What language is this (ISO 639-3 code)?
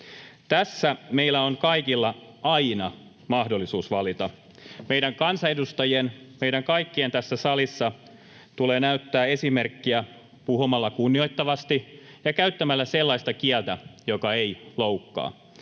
fin